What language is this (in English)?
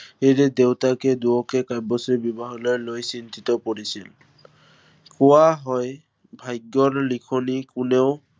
Assamese